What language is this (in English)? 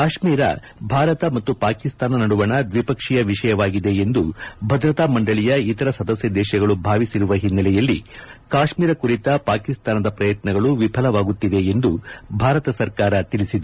Kannada